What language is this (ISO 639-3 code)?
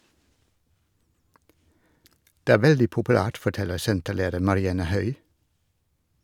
nor